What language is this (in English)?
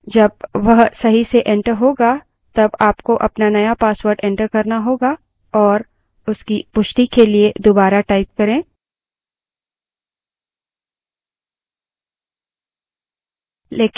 Hindi